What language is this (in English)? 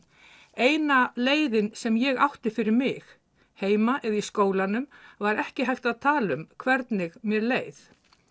Icelandic